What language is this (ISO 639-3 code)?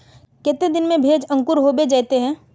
mag